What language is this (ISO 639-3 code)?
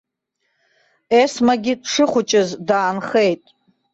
abk